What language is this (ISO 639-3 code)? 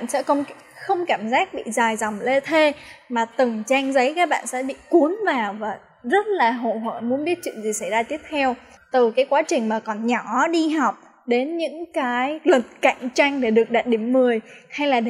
vie